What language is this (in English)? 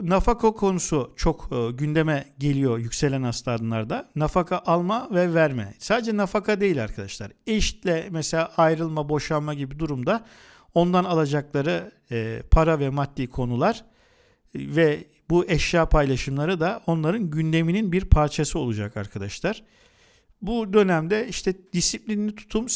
Turkish